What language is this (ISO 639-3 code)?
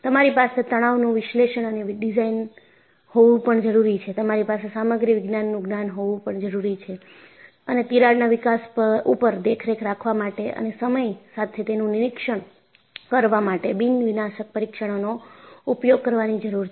guj